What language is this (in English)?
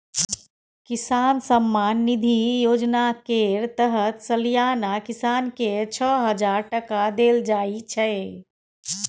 Maithili